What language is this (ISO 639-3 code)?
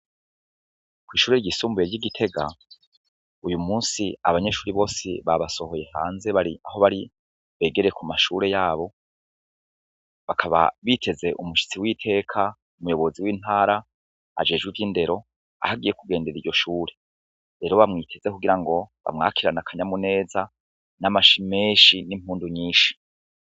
run